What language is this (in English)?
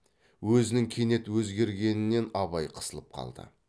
Kazakh